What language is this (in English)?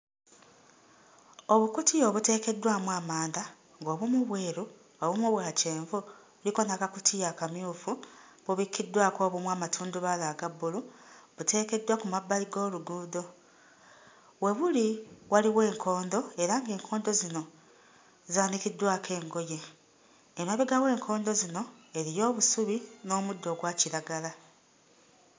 Ganda